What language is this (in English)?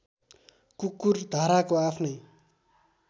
Nepali